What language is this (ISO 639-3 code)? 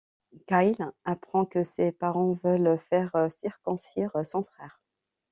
fra